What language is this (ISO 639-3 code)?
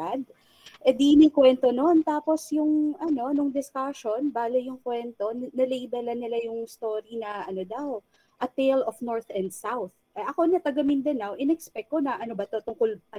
fil